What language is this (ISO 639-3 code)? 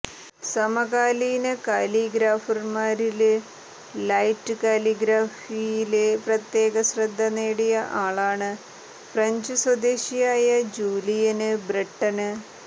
mal